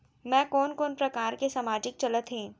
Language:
Chhattisgarhi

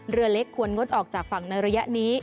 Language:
Thai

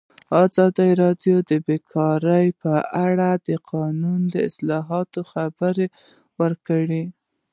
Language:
Pashto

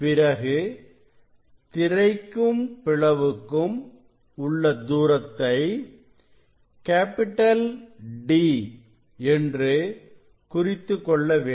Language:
Tamil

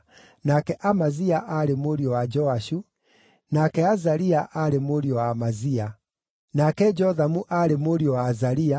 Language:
Kikuyu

